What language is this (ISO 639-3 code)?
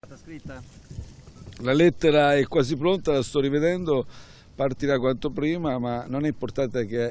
ita